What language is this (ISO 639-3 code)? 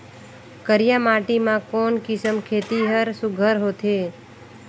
hne